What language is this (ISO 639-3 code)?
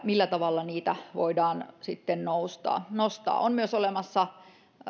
fin